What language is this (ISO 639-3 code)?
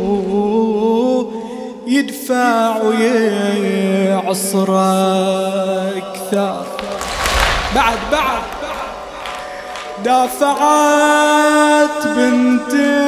ara